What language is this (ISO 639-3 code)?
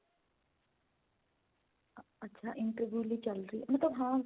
pan